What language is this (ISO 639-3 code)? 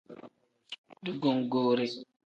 kdh